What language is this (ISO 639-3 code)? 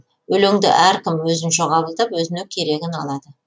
kaz